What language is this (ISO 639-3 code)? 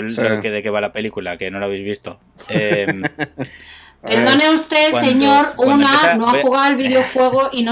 spa